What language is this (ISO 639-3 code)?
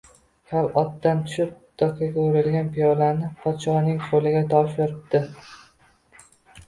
uzb